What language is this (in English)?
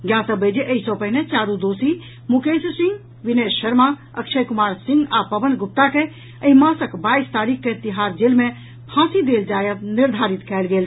Maithili